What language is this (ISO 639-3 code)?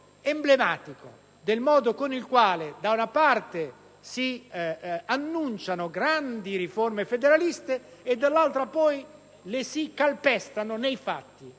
ita